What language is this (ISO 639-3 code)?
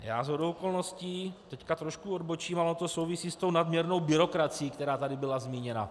ces